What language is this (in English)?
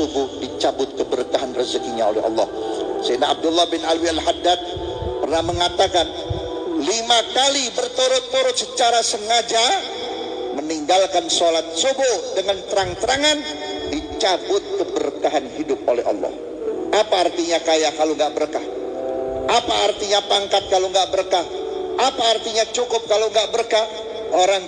Indonesian